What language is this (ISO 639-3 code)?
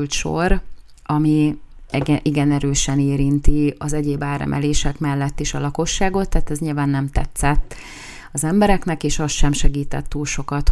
hun